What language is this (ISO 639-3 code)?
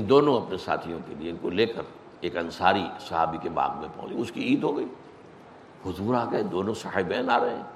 urd